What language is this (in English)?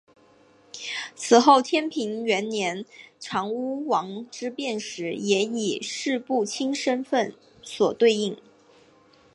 Chinese